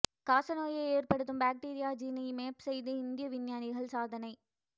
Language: Tamil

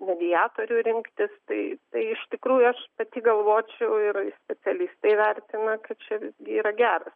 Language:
Lithuanian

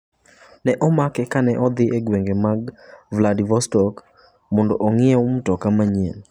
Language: Luo (Kenya and Tanzania)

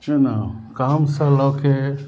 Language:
Maithili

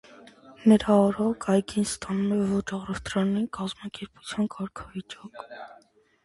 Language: Armenian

